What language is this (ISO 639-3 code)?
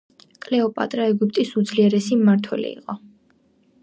kat